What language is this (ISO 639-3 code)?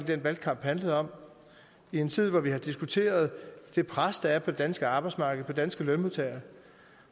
dan